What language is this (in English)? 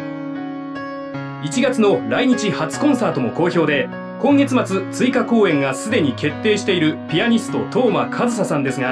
Japanese